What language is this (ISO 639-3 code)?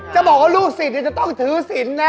tha